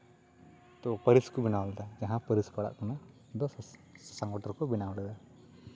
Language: Santali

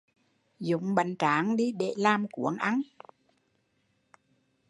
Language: Vietnamese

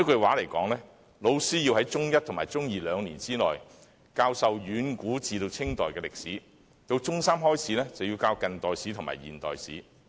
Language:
Cantonese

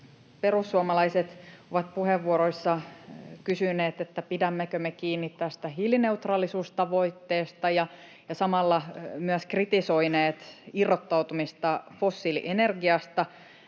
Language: Finnish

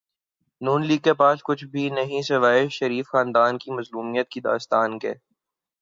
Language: Urdu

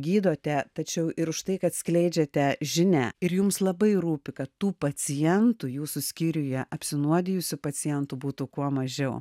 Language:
Lithuanian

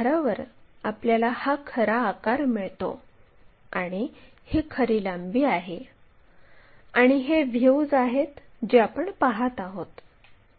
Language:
Marathi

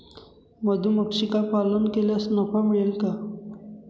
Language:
Marathi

